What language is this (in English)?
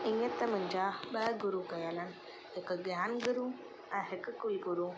Sindhi